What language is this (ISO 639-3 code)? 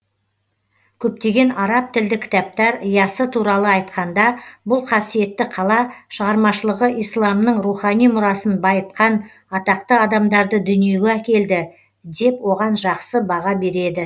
kaz